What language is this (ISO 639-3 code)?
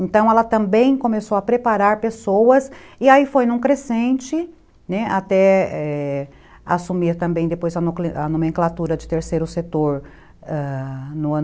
por